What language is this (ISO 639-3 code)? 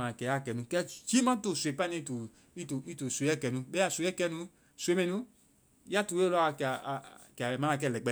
vai